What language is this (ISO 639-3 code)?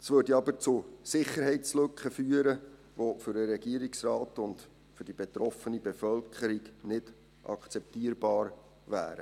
gsw